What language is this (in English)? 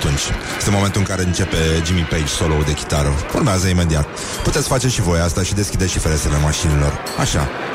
Romanian